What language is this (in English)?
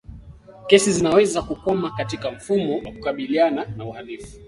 Swahili